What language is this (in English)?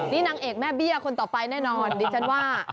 Thai